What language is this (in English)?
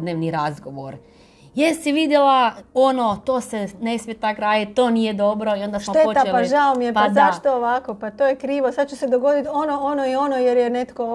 Croatian